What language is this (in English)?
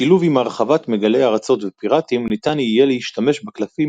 Hebrew